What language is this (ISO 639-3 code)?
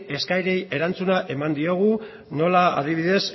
eus